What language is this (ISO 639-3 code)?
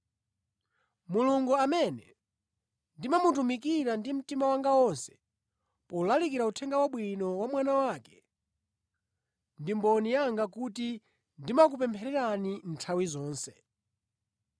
nya